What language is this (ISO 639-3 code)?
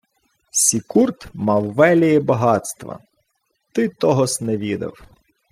ukr